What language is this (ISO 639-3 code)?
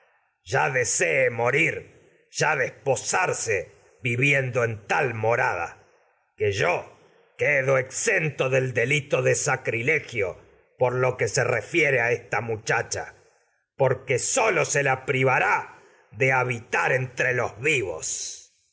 spa